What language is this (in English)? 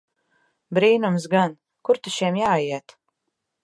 Latvian